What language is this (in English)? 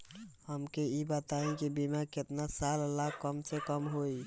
Bhojpuri